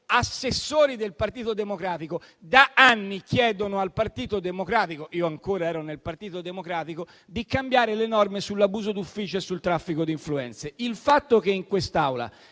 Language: Italian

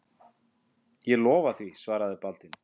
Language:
Icelandic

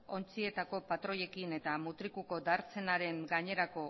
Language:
Basque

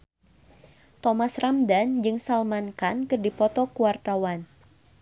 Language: Sundanese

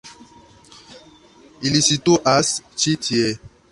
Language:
Esperanto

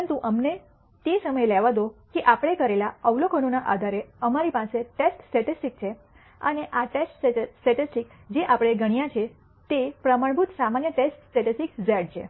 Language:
Gujarati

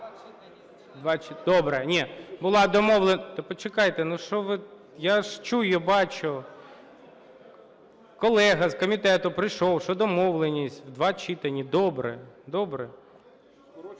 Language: Ukrainian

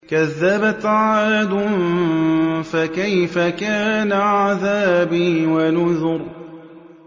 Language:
Arabic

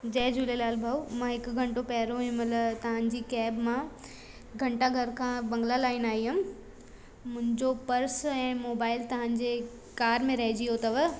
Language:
Sindhi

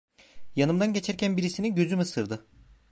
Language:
Turkish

